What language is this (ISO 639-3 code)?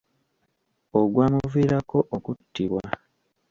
lug